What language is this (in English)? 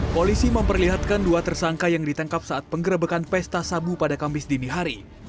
Indonesian